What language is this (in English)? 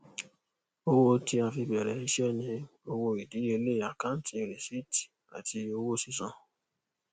Yoruba